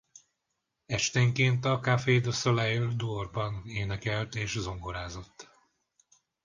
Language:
Hungarian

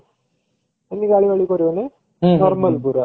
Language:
Odia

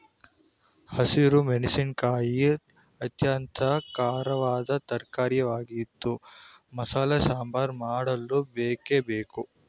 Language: Kannada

